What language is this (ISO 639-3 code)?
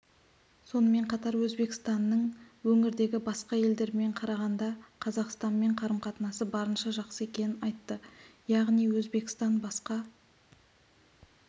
kaz